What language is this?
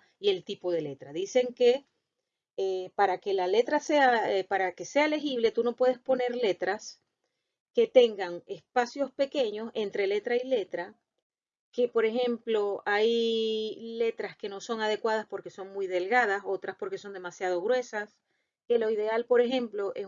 Spanish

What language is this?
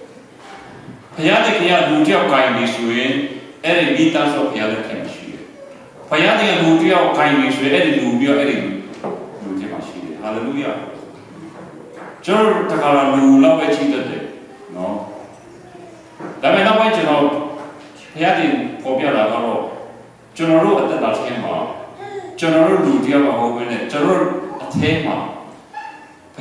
Romanian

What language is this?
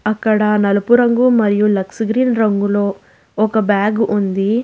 Telugu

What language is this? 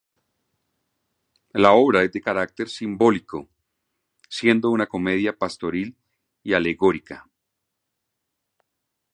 Spanish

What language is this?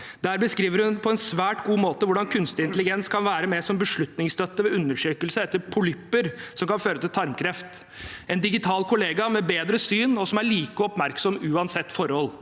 Norwegian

